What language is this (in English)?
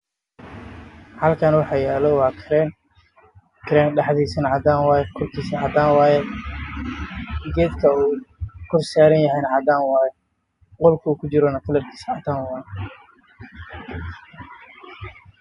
Somali